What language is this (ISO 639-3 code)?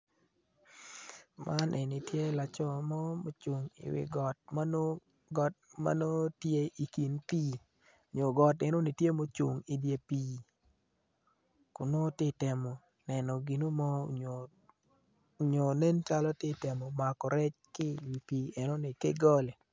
ach